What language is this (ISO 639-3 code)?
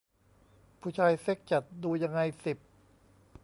tha